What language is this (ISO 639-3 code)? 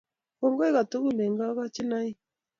kln